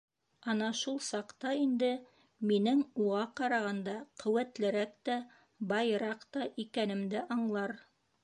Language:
Bashkir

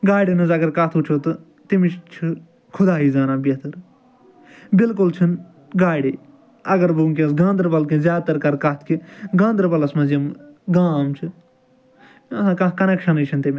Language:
Kashmiri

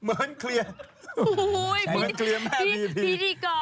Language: Thai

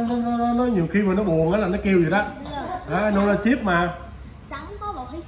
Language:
Vietnamese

